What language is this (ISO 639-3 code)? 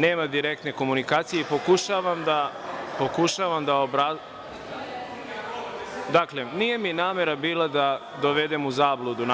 srp